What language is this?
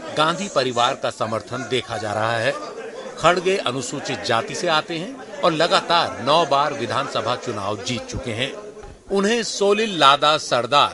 Hindi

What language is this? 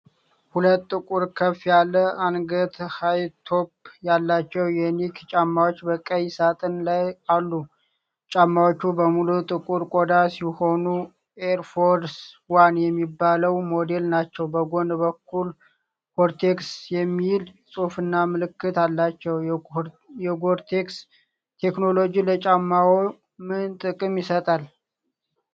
Amharic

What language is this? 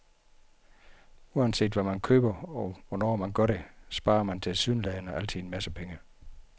Danish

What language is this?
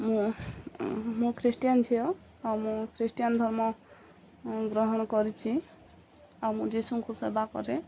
Odia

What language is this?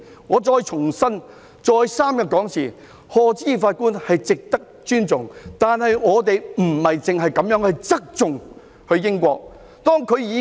Cantonese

